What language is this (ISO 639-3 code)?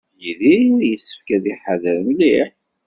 kab